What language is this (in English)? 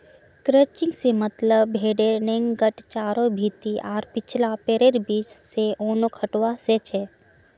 Magahi